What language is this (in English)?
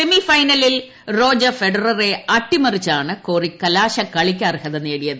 Malayalam